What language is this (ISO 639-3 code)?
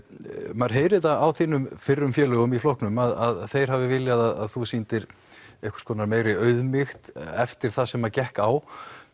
isl